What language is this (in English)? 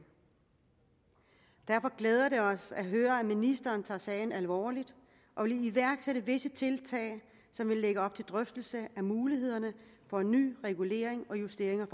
Danish